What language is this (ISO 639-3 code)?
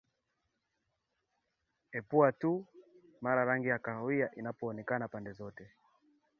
swa